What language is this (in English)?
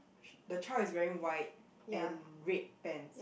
English